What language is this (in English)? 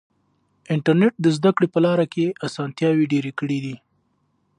Pashto